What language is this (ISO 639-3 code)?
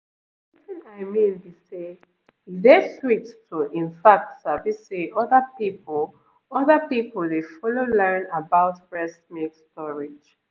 pcm